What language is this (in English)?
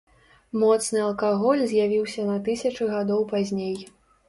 Belarusian